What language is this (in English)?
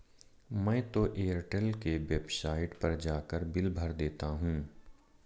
Hindi